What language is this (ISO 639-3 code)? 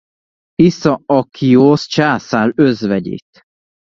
hun